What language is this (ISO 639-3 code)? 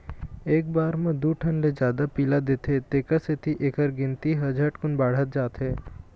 hne